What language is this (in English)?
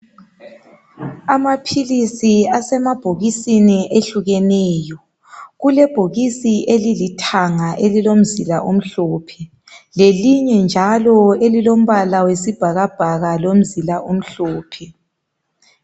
North Ndebele